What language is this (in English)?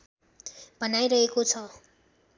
Nepali